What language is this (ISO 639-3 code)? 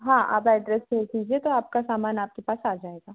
hin